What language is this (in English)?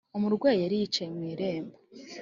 Kinyarwanda